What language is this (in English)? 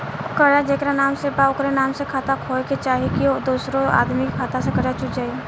Bhojpuri